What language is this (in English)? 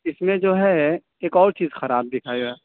Urdu